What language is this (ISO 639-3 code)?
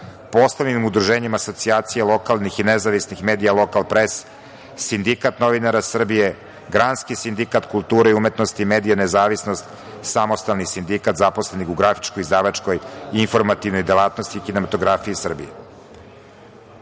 srp